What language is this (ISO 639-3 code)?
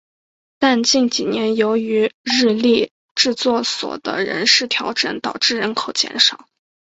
zho